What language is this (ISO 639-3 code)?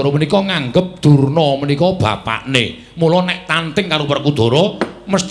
ind